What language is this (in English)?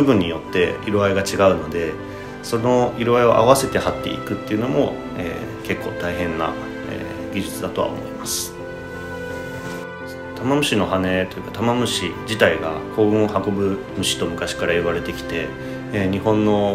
Japanese